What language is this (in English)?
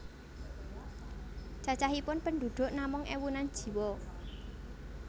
Javanese